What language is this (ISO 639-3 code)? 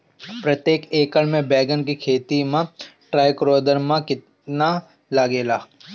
bho